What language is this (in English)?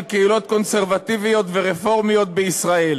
Hebrew